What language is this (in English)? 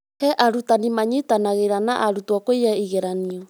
Kikuyu